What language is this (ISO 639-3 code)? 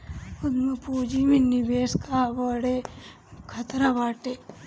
bho